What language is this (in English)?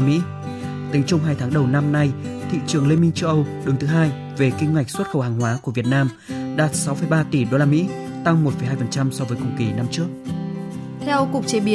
Vietnamese